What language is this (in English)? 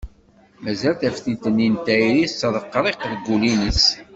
Kabyle